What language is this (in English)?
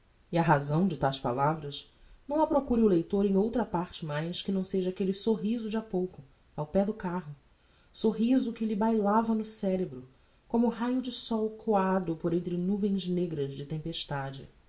Portuguese